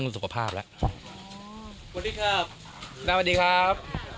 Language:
Thai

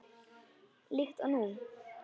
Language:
Icelandic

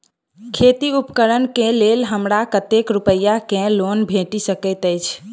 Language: Maithili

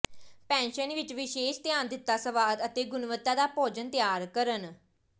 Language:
Punjabi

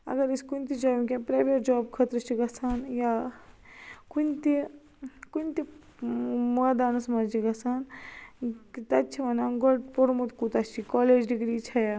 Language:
Kashmiri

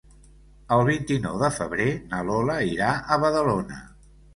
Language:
Catalan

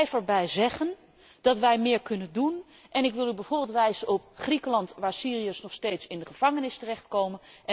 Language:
Dutch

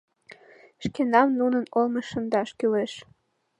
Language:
Mari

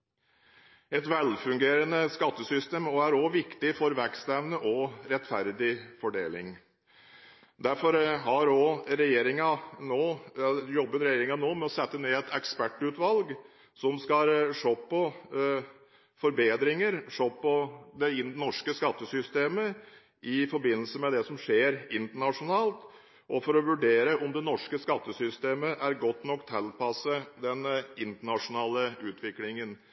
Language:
Norwegian Bokmål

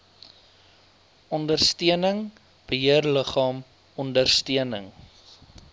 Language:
Afrikaans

